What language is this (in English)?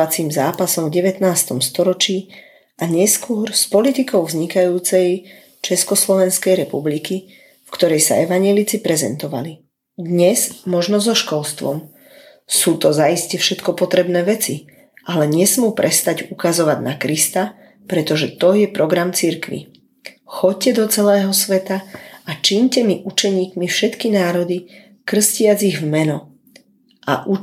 Slovak